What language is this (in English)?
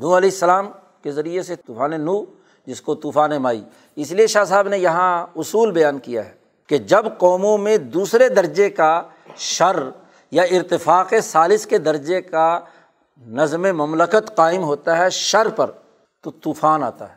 Urdu